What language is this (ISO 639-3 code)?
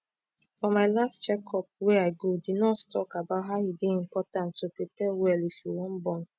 pcm